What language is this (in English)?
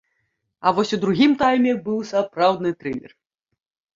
Belarusian